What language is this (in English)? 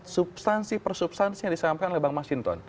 Indonesian